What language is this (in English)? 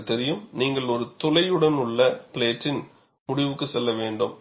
Tamil